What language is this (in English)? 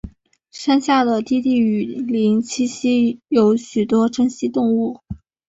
Chinese